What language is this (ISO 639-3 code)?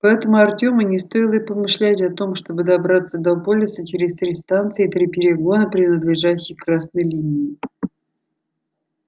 rus